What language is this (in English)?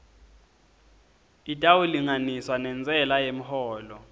Swati